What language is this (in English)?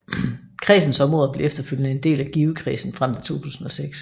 Danish